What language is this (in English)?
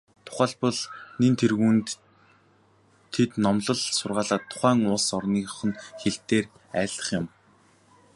Mongolian